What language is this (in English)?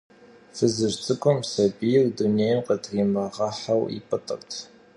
Kabardian